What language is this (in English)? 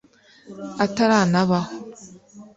Kinyarwanda